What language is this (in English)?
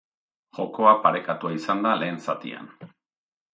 Basque